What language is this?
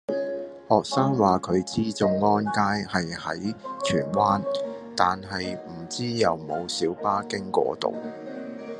Cantonese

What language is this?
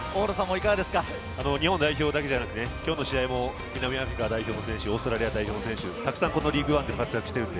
Japanese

